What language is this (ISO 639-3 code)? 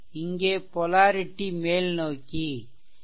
tam